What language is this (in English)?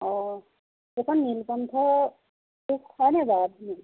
Assamese